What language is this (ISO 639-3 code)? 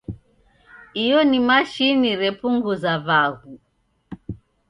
dav